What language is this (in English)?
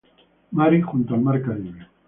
Spanish